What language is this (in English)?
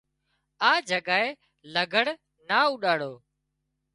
Wadiyara Koli